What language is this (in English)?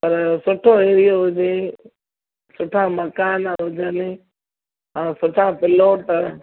Sindhi